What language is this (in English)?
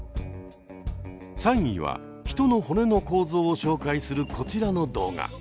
Japanese